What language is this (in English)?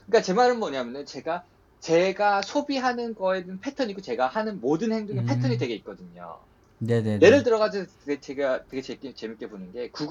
Korean